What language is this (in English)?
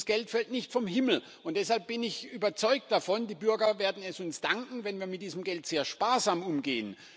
German